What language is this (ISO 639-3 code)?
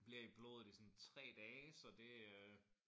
dan